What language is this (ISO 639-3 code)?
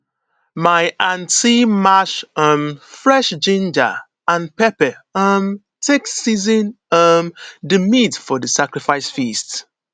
pcm